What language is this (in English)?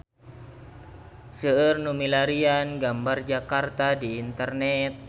Sundanese